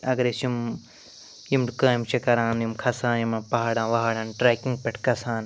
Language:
Kashmiri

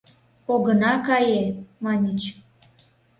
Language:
Mari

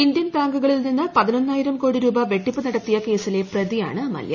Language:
Malayalam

